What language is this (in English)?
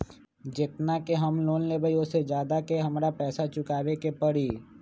Magahi